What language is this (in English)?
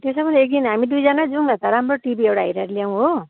Nepali